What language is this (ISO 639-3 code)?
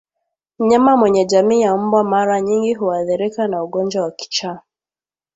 swa